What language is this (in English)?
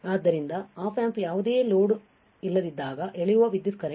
Kannada